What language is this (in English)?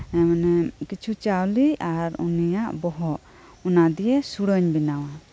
Santali